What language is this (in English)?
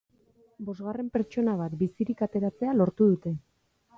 Basque